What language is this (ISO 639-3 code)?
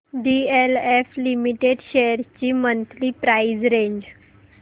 mar